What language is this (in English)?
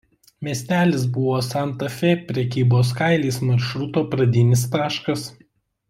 Lithuanian